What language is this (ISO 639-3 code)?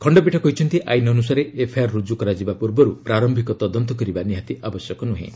ori